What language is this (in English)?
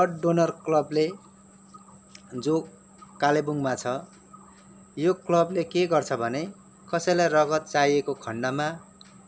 Nepali